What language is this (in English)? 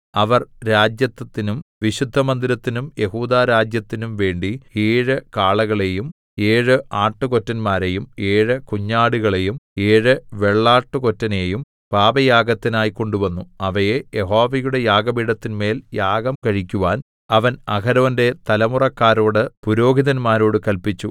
Malayalam